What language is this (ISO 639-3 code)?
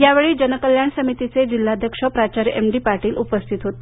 mar